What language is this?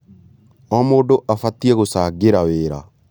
Kikuyu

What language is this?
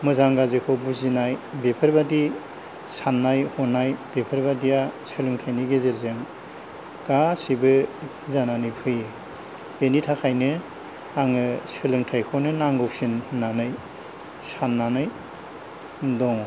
Bodo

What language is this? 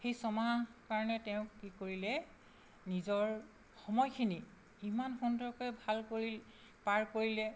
Assamese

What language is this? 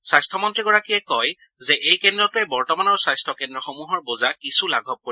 Assamese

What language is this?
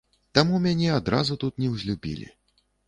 Belarusian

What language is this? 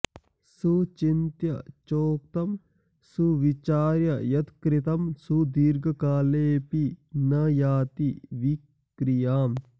Sanskrit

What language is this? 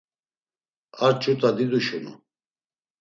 Laz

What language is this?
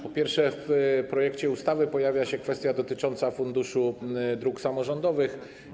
Polish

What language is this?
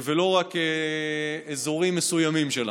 Hebrew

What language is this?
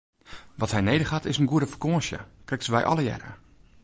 Western Frisian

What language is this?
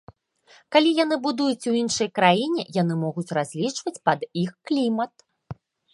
Belarusian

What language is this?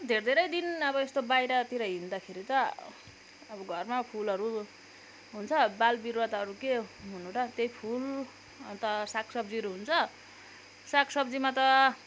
Nepali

